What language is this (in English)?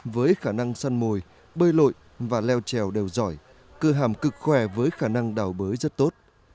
Vietnamese